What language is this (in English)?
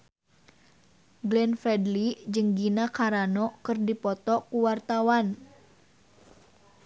Sundanese